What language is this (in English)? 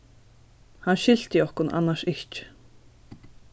Faroese